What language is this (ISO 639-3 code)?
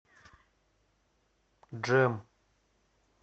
rus